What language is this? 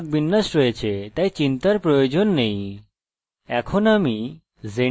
Bangla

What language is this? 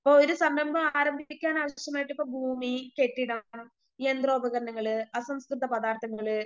Malayalam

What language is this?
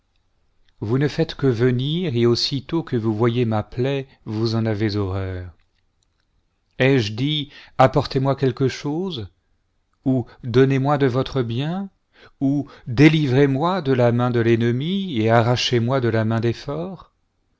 French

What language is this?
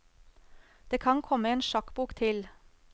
Norwegian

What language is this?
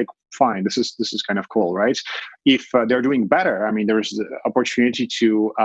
English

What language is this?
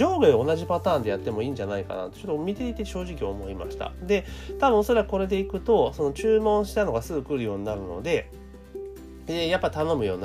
Japanese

